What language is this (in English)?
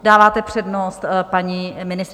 Czech